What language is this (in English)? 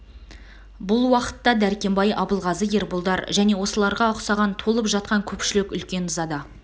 Kazakh